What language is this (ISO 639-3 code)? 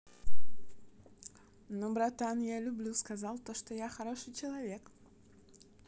rus